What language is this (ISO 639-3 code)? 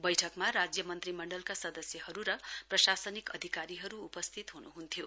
nep